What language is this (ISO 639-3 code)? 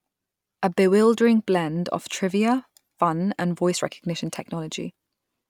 eng